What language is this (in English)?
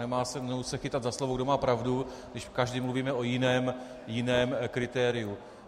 Czech